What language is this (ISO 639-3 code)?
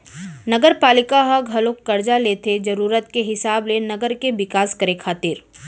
hne